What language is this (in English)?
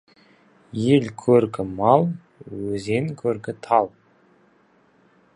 Kazakh